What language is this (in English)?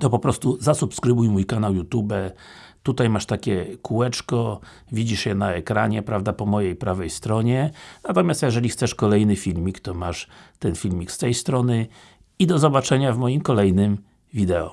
Polish